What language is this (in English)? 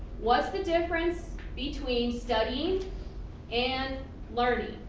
English